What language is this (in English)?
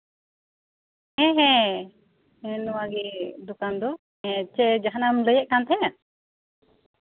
Santali